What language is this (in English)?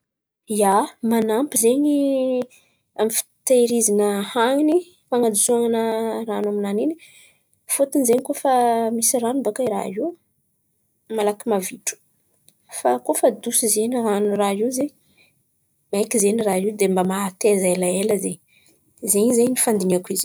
Antankarana Malagasy